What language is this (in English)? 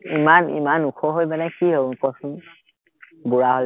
Assamese